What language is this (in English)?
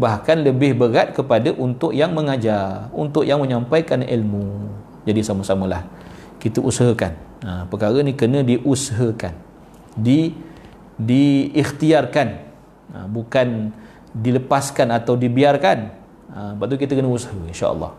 Malay